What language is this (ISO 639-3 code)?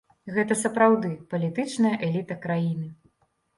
bel